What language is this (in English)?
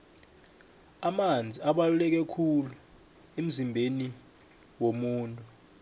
South Ndebele